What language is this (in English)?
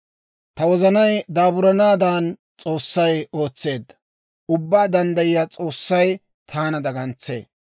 Dawro